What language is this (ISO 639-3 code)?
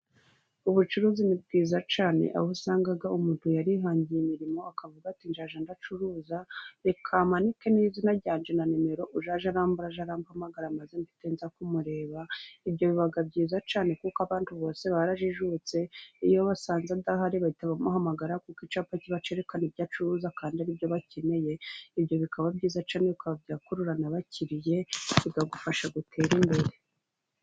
kin